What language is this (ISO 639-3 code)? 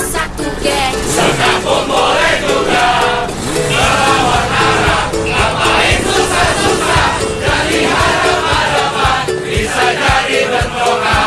ind